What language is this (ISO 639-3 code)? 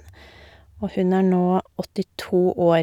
nor